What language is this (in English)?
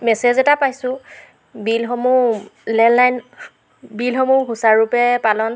Assamese